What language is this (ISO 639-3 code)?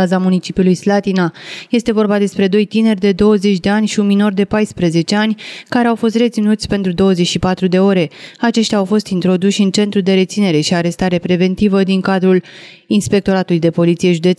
ron